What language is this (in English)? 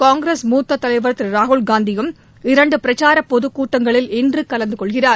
Tamil